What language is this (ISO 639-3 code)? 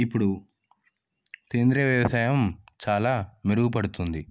tel